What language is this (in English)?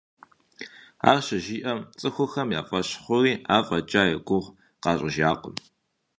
Kabardian